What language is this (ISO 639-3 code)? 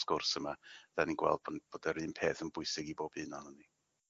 cym